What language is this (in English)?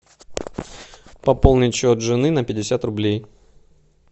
Russian